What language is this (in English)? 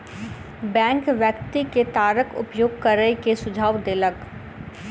Maithili